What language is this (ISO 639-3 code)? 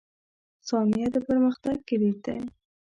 pus